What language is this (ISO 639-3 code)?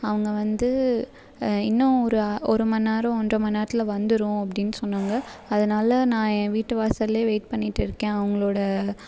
tam